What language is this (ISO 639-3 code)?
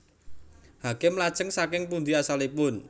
jav